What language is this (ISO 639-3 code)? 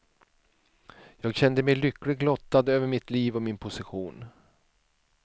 swe